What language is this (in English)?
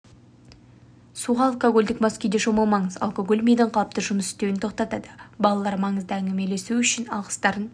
Kazakh